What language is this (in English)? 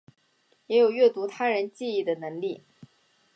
Chinese